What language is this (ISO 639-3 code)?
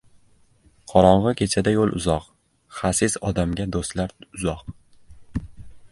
uzb